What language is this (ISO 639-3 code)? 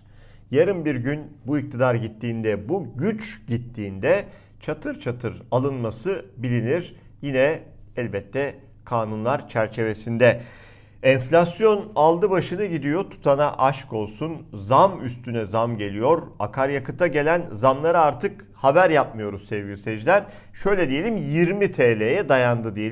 tur